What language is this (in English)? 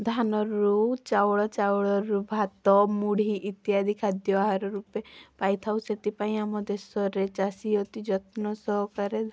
Odia